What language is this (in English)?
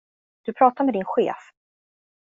Swedish